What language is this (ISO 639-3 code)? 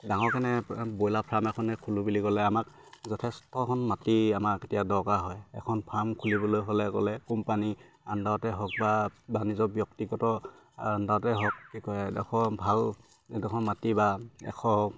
asm